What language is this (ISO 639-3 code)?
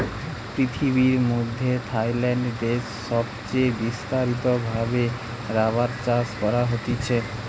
ben